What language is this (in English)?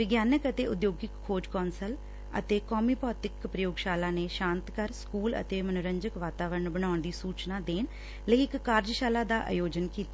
Punjabi